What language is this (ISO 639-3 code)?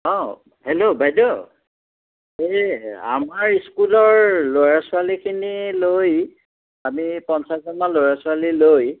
asm